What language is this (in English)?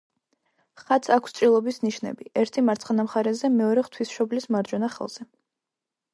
Georgian